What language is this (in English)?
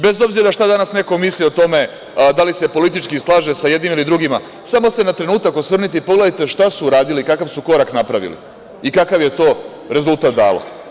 Serbian